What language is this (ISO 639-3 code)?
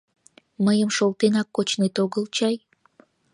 chm